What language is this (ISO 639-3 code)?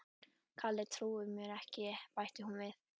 isl